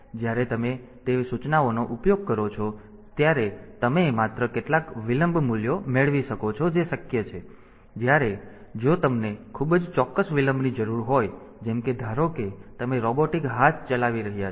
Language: Gujarati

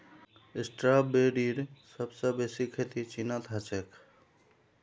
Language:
Magahi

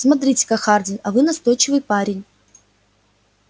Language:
Russian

